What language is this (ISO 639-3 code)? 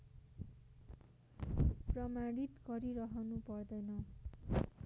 nep